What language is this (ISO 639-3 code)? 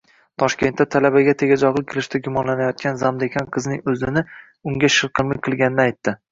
uzb